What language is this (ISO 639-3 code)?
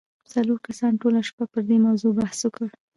pus